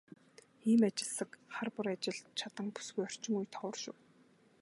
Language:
Mongolian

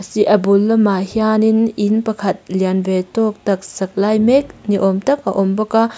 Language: Mizo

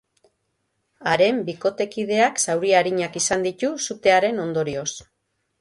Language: Basque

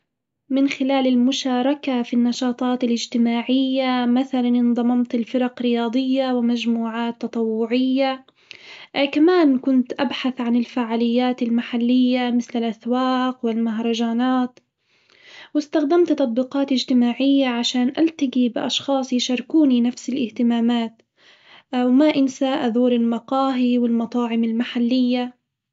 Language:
Hijazi Arabic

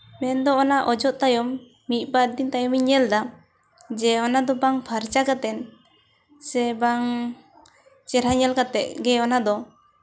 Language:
Santali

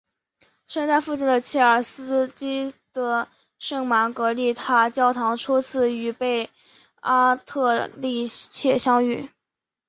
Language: Chinese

